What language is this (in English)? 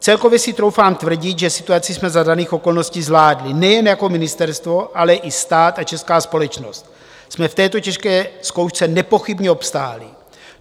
Czech